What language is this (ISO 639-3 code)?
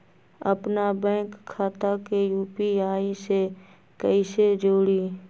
mag